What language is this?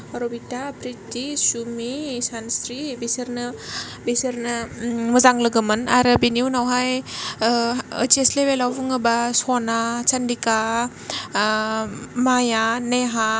Bodo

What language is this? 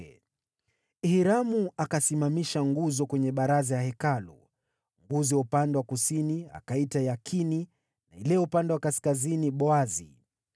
Swahili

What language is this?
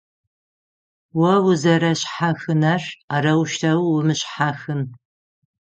Adyghe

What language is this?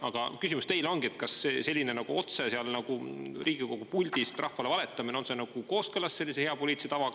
Estonian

